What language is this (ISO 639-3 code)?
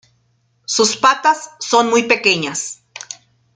spa